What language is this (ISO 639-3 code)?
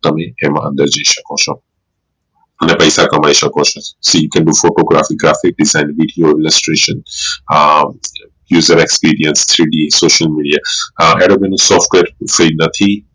guj